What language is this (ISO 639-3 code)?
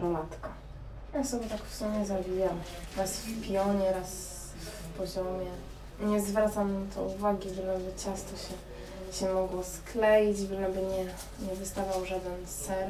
pol